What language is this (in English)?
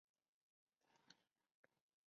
Chinese